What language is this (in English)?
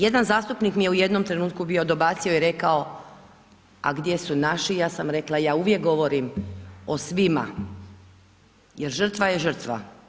Croatian